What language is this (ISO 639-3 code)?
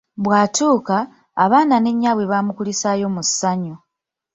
lug